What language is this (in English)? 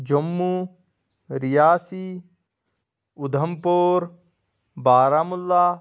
Kashmiri